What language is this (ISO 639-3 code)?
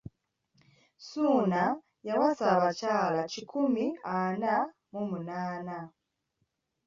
lug